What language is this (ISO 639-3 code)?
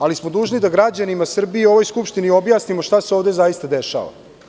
srp